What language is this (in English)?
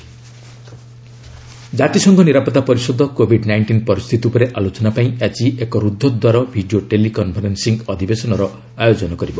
Odia